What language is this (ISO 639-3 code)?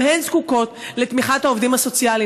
heb